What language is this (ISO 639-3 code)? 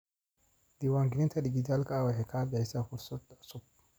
som